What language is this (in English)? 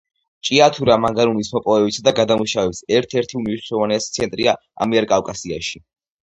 Georgian